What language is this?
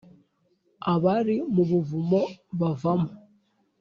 Kinyarwanda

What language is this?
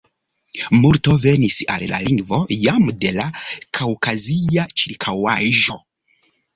Esperanto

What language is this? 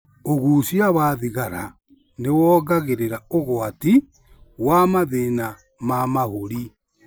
Kikuyu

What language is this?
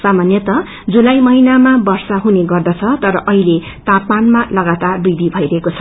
Nepali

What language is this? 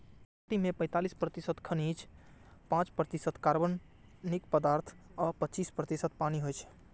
Maithili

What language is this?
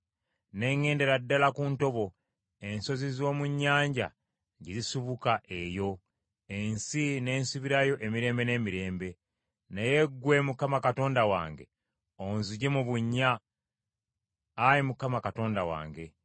Ganda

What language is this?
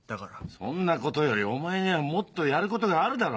Japanese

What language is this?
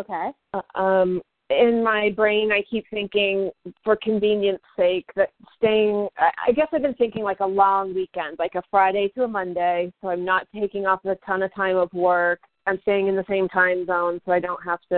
English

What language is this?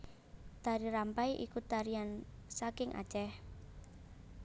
Javanese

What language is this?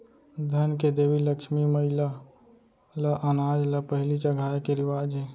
Chhattisgarhi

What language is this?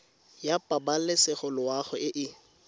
Tswana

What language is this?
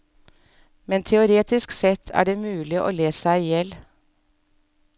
Norwegian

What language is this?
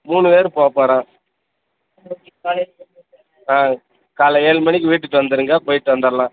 Tamil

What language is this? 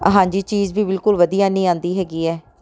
Punjabi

